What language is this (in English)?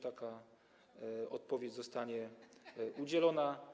Polish